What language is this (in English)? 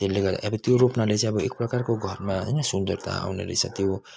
Nepali